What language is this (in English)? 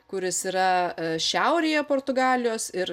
Lithuanian